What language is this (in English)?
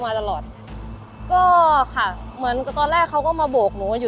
Thai